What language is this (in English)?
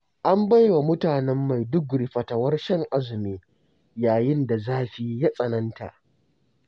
Hausa